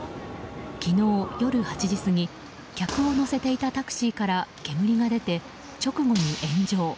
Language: Japanese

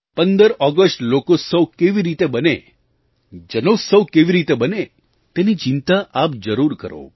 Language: Gujarati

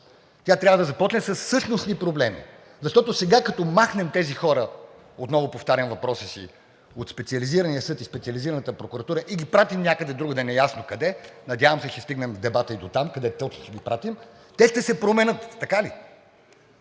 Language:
Bulgarian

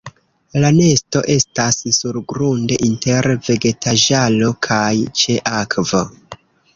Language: Esperanto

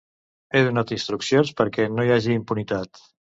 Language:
Catalan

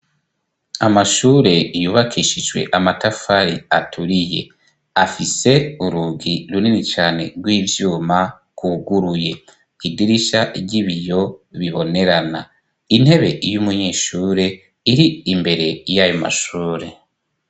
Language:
Rundi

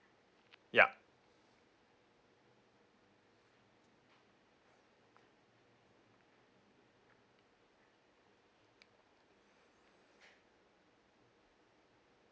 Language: English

